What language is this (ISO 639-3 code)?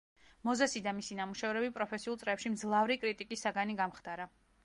kat